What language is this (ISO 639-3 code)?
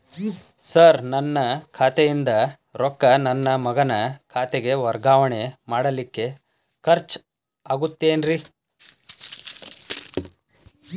kan